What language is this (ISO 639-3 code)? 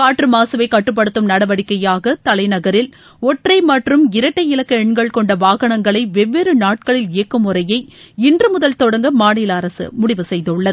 tam